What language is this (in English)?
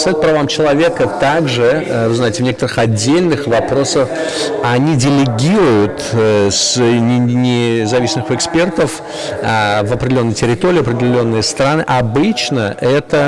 Russian